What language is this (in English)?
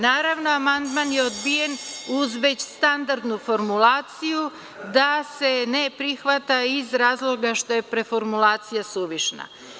Serbian